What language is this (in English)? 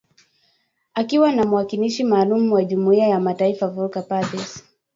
Swahili